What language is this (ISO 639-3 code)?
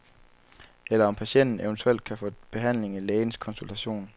dan